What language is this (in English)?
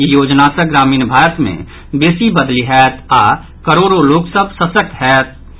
Maithili